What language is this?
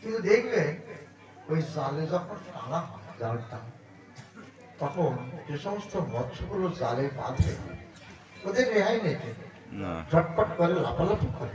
Korean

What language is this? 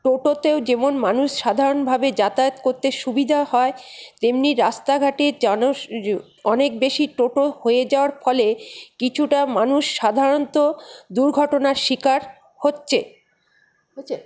Bangla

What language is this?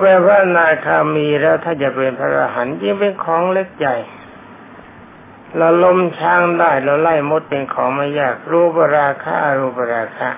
Thai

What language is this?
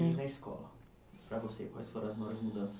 Portuguese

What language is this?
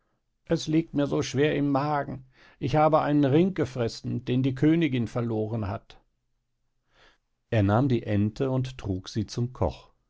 German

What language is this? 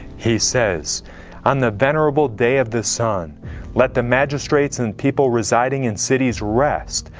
English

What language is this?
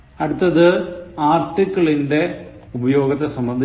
Malayalam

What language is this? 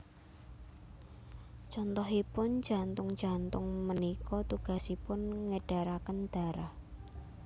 Javanese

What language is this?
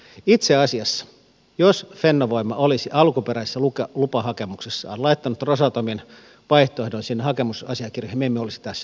Finnish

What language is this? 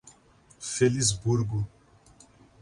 Portuguese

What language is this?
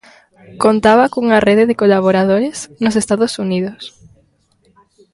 Galician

